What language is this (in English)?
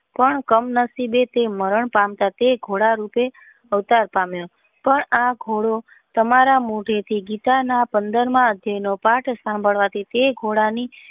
Gujarati